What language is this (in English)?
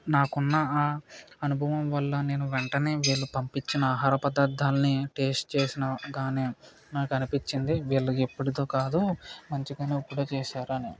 Telugu